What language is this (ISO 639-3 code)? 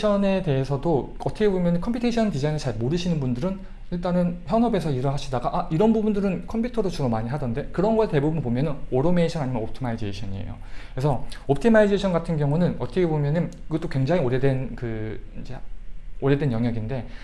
kor